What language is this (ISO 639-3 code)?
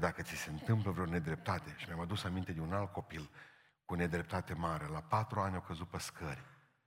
ron